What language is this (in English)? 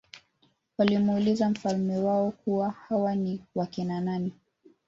Swahili